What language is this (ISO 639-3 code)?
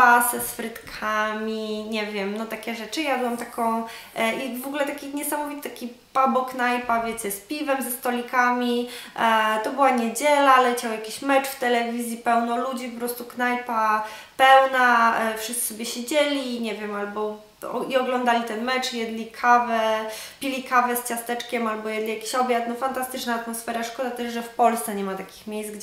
pol